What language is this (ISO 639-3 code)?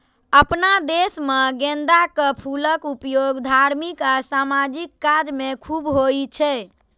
mai